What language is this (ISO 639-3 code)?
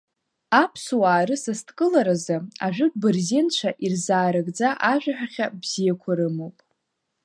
abk